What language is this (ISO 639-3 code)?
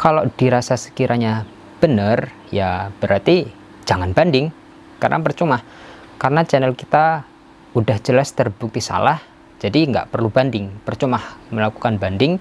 ind